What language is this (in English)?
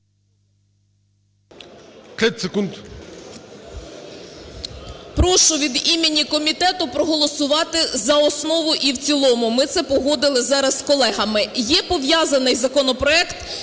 Ukrainian